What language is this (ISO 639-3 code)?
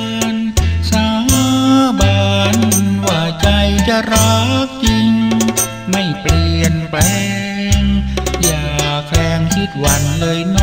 tha